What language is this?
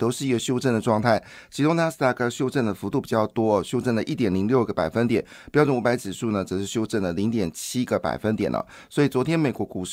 Chinese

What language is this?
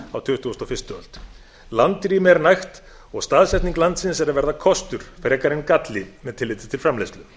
Icelandic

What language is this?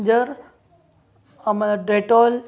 Marathi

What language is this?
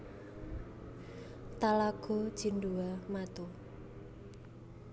Javanese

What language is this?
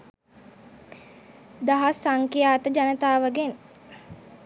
Sinhala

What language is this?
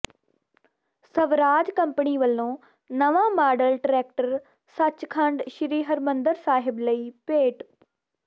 Punjabi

